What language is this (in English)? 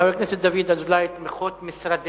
Hebrew